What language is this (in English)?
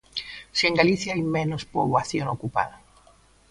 Galician